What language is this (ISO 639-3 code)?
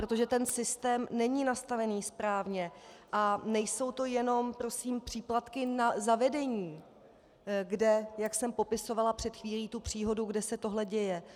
ces